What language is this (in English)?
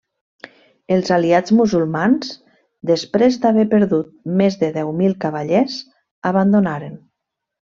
Catalan